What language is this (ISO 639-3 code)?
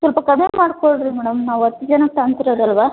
kan